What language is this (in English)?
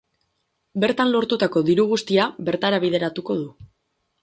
Basque